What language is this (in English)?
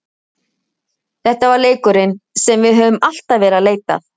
Icelandic